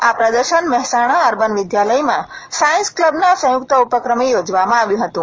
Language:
Gujarati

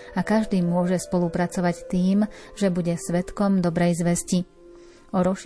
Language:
Slovak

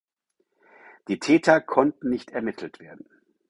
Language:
German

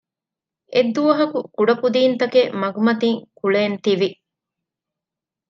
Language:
Divehi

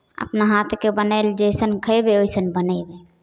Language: Maithili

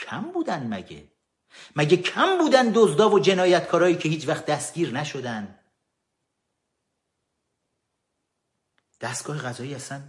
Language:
Persian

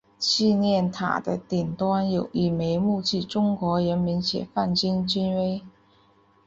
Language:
Chinese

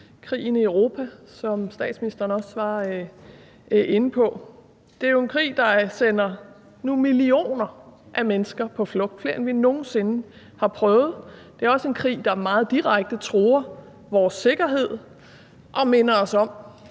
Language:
Danish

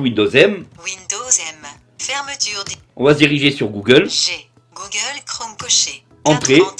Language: French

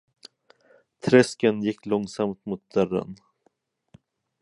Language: Swedish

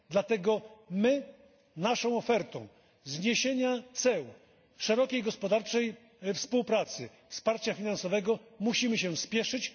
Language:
Polish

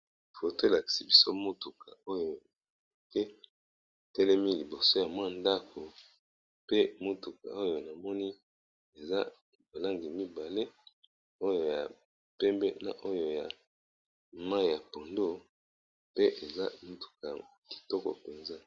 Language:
Lingala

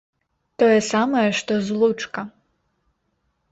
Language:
Belarusian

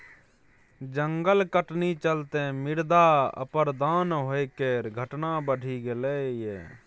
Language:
Maithili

